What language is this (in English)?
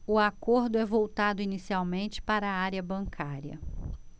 Portuguese